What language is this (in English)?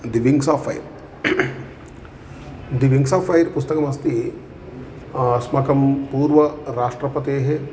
Sanskrit